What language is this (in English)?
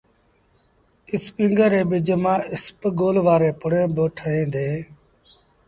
Sindhi Bhil